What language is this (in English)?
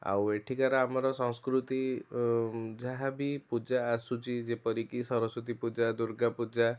Odia